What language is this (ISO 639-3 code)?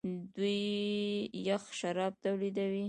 pus